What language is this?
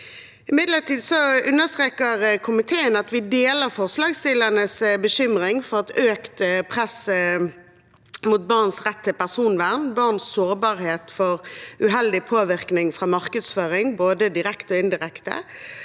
Norwegian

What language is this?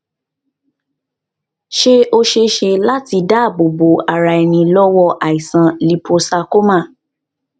Yoruba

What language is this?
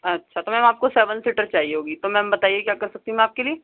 Urdu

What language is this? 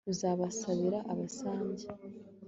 Kinyarwanda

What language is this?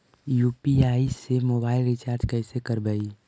Magahi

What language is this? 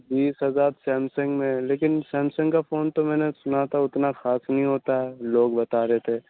Urdu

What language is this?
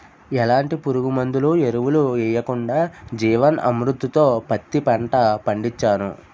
Telugu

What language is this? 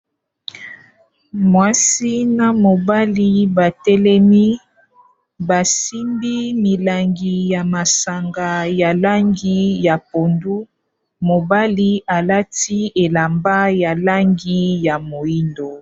Lingala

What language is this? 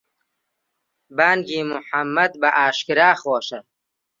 Central Kurdish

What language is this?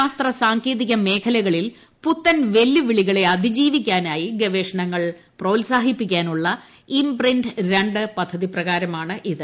Malayalam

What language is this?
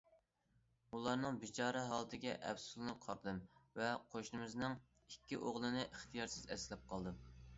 Uyghur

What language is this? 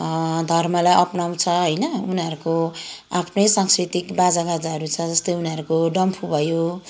Nepali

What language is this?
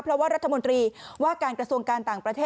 Thai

